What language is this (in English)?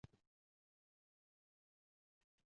Uzbek